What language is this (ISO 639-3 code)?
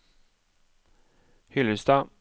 nor